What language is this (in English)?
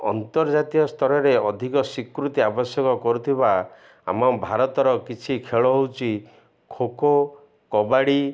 Odia